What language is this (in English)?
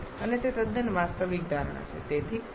Gujarati